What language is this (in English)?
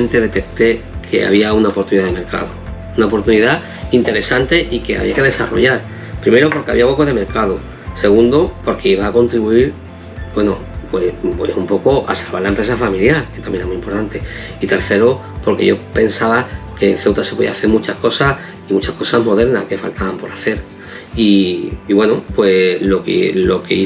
Spanish